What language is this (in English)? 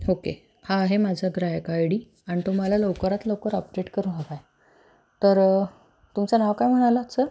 Marathi